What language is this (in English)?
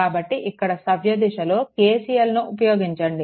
Telugu